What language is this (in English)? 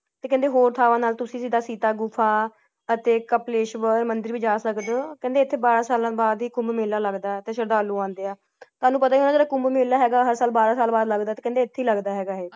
Punjabi